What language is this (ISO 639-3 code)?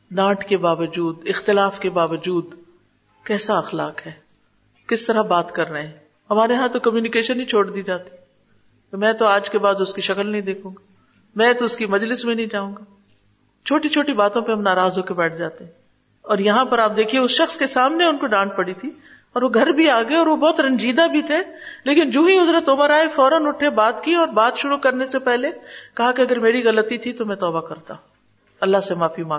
urd